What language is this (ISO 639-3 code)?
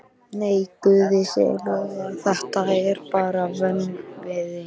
isl